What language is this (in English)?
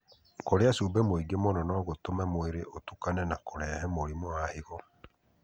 Kikuyu